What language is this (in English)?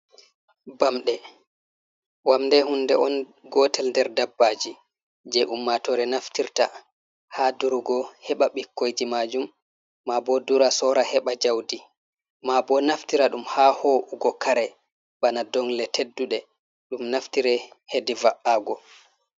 Fula